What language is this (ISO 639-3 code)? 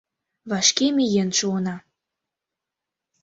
chm